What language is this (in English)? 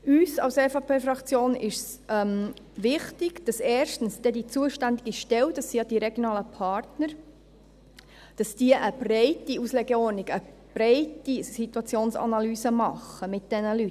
Swiss German